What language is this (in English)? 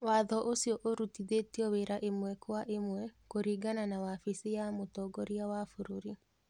Kikuyu